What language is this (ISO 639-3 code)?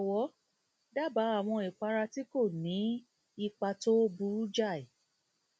yor